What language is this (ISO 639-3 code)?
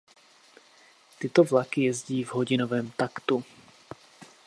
ces